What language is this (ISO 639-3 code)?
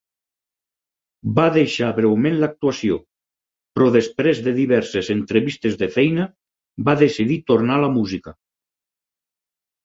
cat